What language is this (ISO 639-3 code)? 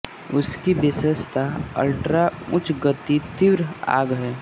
hin